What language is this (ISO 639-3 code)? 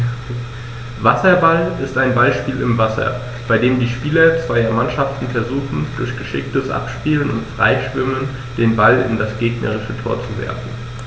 deu